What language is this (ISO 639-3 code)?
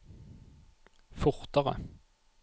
nor